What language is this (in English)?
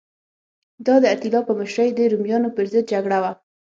Pashto